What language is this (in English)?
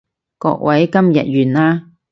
Cantonese